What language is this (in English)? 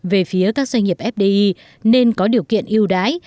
Vietnamese